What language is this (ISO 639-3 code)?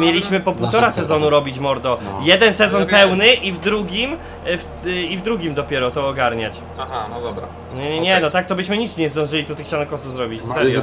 pol